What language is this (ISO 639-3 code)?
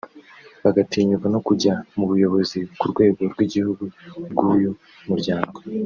kin